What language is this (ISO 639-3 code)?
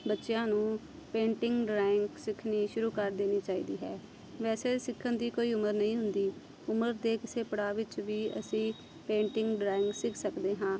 pan